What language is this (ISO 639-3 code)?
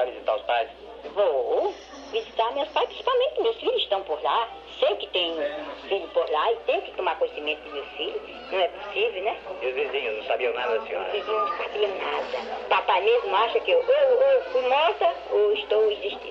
por